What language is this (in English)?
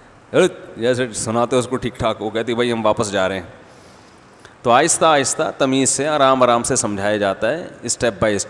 Hindi